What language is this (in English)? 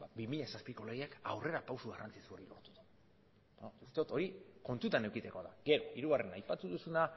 Basque